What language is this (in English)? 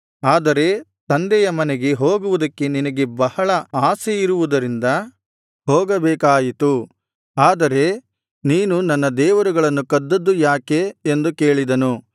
Kannada